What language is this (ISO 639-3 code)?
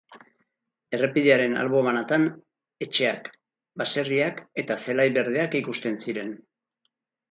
eus